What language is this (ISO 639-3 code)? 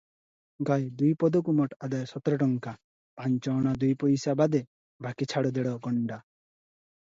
ori